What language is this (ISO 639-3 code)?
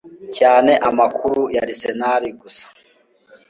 kin